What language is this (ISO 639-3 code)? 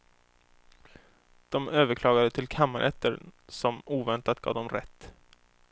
swe